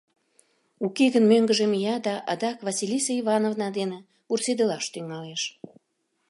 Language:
Mari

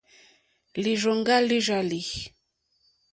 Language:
Mokpwe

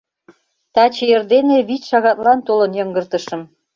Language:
Mari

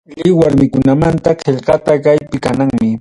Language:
Ayacucho Quechua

